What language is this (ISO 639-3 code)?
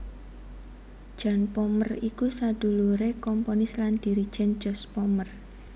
jav